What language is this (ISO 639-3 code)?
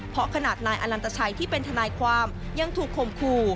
tha